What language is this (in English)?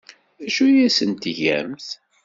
Kabyle